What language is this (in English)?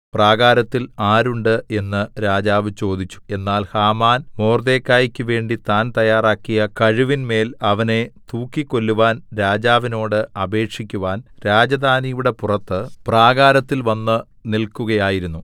Malayalam